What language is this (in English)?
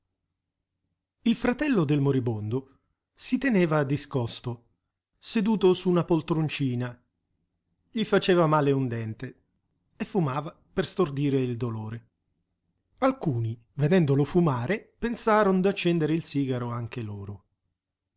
Italian